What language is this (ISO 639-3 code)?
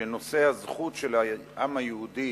heb